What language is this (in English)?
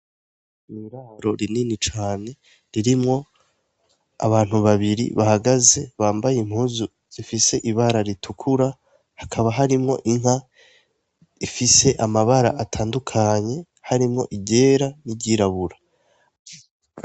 Rundi